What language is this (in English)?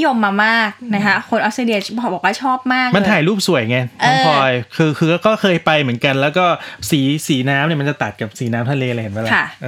Thai